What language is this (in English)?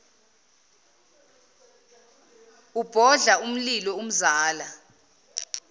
Zulu